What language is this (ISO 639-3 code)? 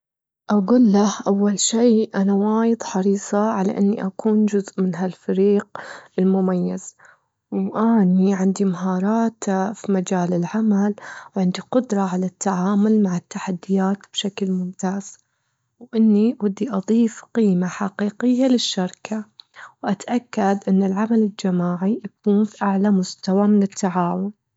afb